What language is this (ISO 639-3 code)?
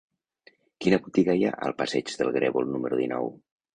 cat